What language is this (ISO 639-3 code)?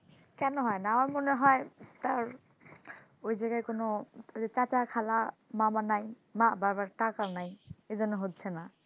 ben